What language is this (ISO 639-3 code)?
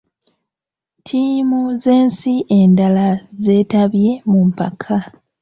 lug